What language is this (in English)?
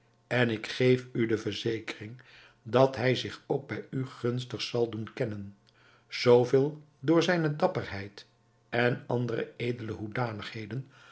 Dutch